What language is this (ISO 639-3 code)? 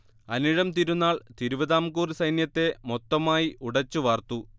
mal